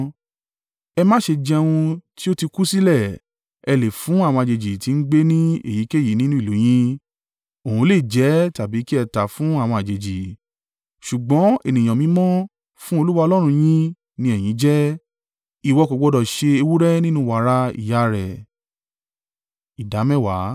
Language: Yoruba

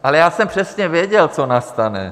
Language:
Czech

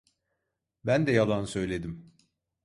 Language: Turkish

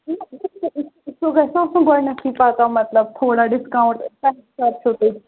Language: Kashmiri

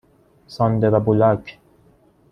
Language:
Persian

